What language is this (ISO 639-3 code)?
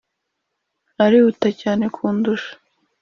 kin